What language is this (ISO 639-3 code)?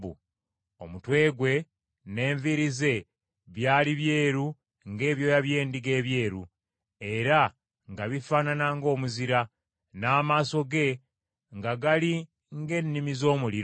lug